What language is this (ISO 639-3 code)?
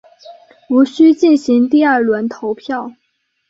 zho